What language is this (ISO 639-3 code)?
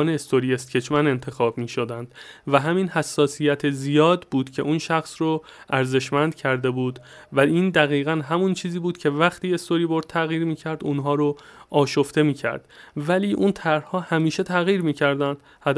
fas